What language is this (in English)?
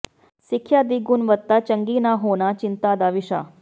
Punjabi